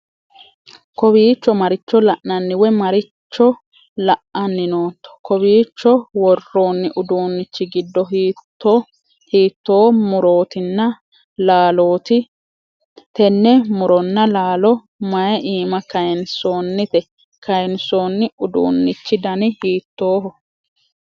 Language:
Sidamo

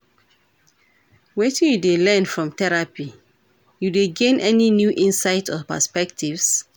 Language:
Nigerian Pidgin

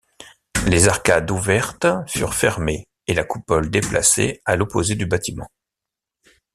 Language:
French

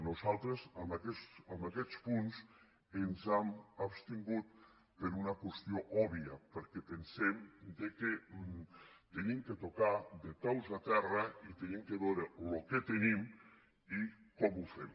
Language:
Catalan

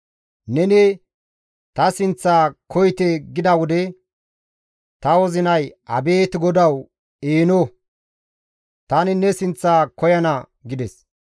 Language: Gamo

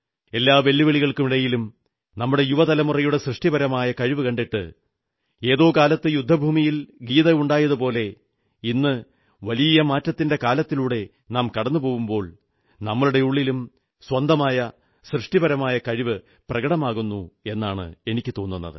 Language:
Malayalam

